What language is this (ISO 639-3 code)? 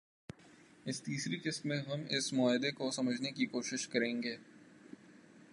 urd